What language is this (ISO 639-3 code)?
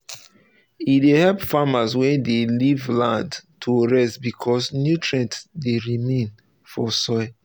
pcm